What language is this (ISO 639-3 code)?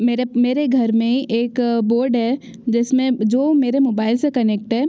hin